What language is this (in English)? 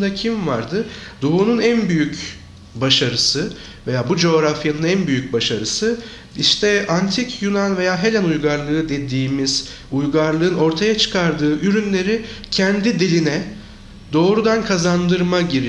Turkish